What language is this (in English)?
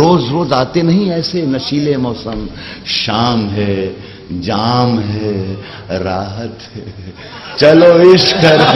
Hindi